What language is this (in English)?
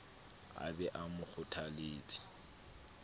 Southern Sotho